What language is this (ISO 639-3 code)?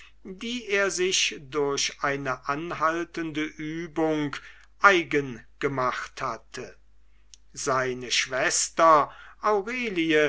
deu